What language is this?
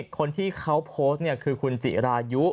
Thai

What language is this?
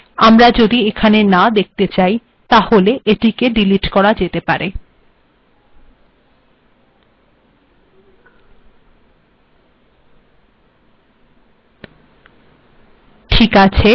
Bangla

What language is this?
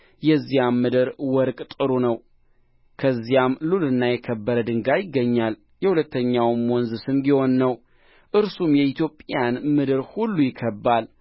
Amharic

